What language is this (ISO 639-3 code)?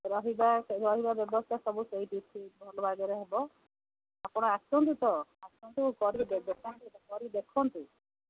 ori